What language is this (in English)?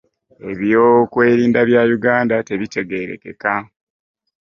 Ganda